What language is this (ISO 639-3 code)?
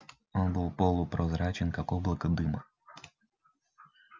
rus